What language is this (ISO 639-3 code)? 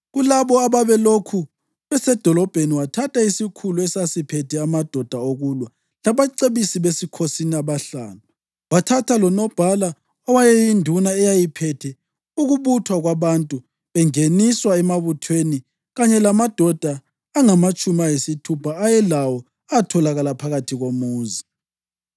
nde